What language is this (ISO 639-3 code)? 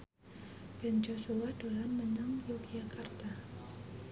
jav